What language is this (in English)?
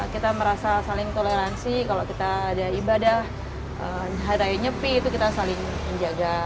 Indonesian